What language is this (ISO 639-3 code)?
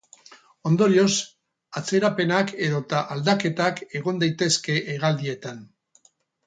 eus